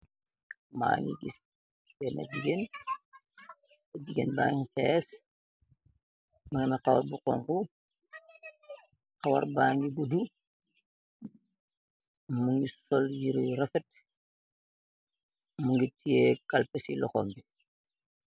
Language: Wolof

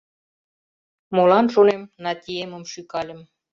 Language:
Mari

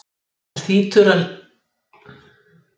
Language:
Icelandic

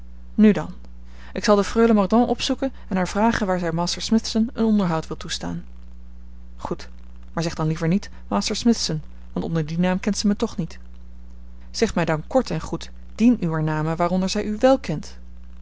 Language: Dutch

